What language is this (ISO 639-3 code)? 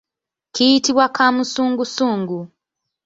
lug